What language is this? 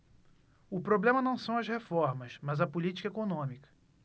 Portuguese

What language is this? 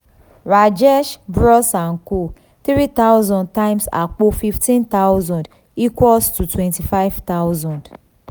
Yoruba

